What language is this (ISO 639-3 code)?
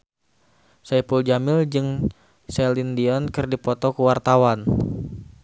sun